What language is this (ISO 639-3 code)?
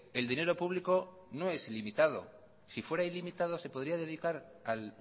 spa